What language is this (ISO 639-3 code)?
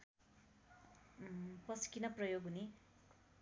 nep